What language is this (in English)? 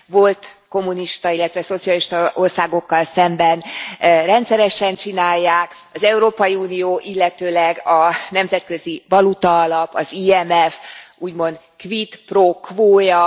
Hungarian